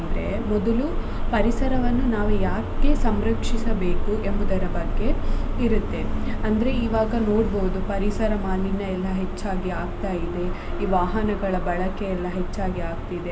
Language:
Kannada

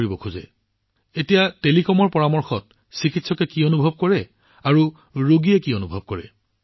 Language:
Assamese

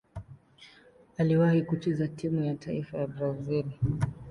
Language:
Swahili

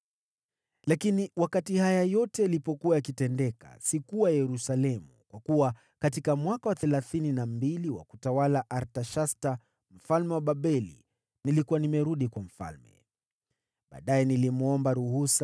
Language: Swahili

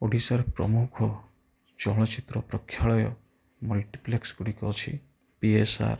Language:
Odia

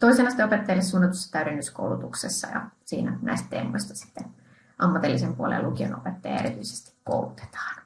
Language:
Finnish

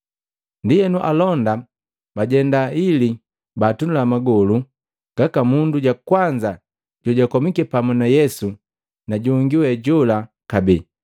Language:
Matengo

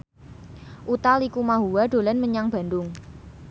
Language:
Javanese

